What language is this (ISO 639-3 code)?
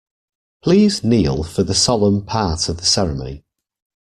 eng